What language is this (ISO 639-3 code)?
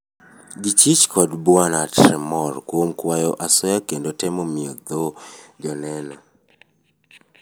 luo